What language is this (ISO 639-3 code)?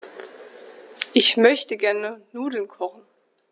deu